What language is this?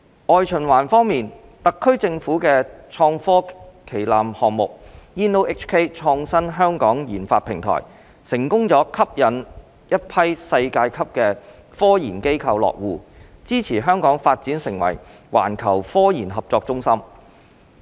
Cantonese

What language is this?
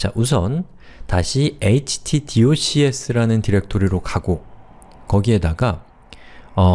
Korean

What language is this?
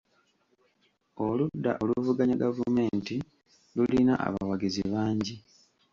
Ganda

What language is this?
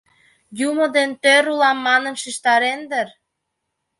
Mari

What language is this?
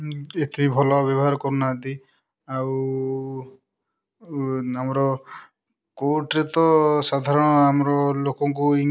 Odia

